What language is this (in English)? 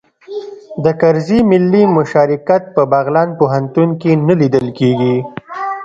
Pashto